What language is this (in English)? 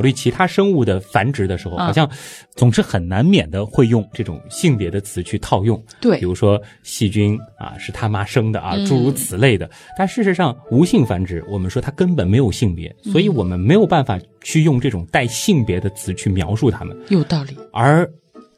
Chinese